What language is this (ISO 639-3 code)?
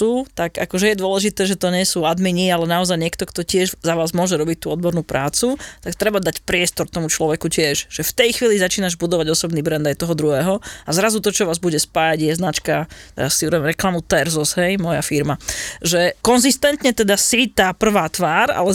slk